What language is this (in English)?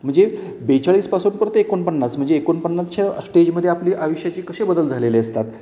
Marathi